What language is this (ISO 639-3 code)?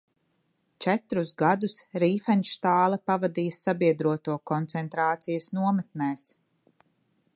lav